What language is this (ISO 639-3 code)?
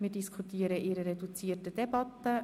gsw